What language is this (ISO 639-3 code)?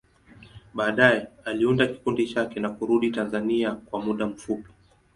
swa